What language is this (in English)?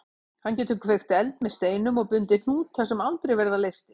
Icelandic